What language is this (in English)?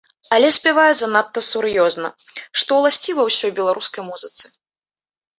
Belarusian